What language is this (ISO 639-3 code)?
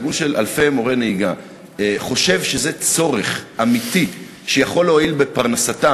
heb